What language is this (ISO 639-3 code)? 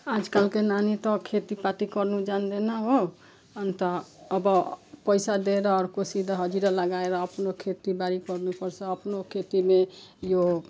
nep